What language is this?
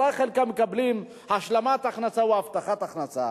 Hebrew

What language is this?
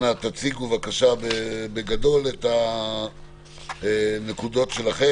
Hebrew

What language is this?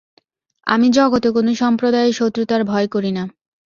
Bangla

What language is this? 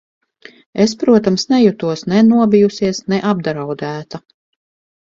Latvian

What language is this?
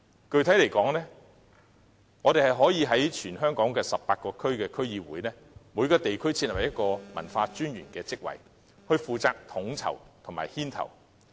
Cantonese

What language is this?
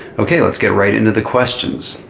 English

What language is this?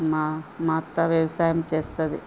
Telugu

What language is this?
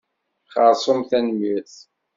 Kabyle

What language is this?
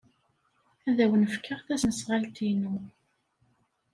Kabyle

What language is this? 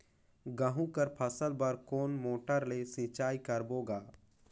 Chhattisgarhi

